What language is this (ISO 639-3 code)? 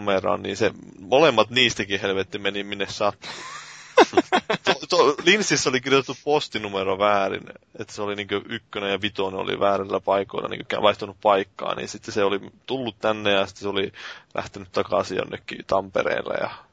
fin